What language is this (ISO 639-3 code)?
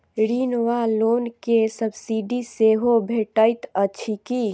mai